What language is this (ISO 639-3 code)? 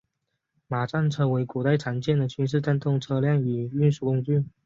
zho